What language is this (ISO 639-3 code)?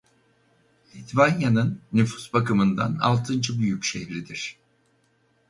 tur